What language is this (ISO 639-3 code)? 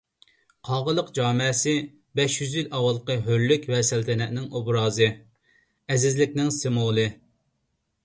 uig